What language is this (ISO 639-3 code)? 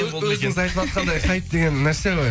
kaz